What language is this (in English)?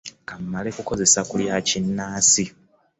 Ganda